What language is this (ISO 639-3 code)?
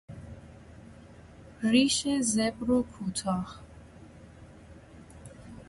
fas